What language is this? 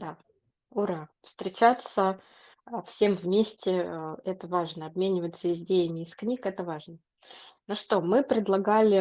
Russian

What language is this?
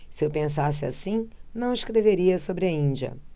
Portuguese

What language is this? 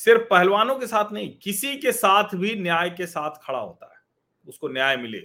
Hindi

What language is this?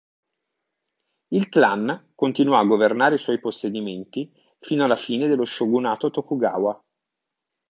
Italian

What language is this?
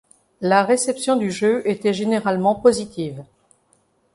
French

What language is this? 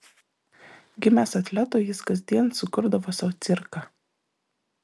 Lithuanian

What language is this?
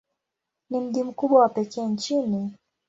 Swahili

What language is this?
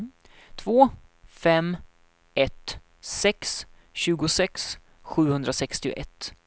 Swedish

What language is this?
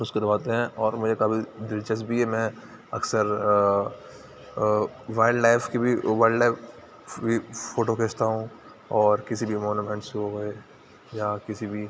Urdu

